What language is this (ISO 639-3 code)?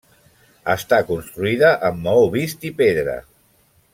cat